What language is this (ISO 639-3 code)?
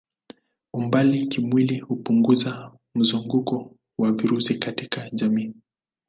swa